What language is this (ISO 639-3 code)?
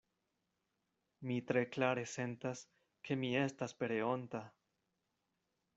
epo